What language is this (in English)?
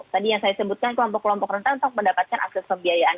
Indonesian